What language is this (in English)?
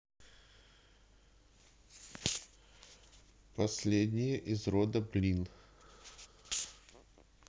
Russian